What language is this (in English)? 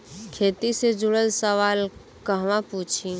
Bhojpuri